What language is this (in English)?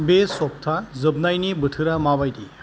Bodo